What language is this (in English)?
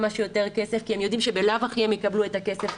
Hebrew